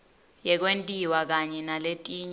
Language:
Swati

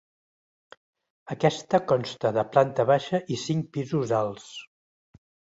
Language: Catalan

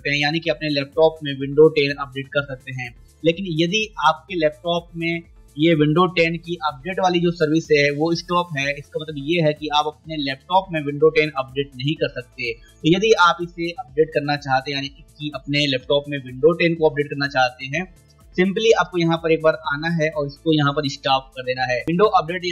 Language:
Hindi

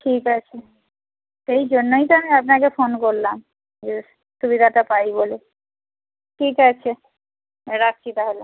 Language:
Bangla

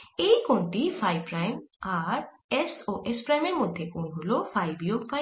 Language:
Bangla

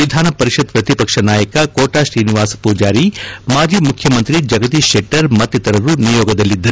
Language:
Kannada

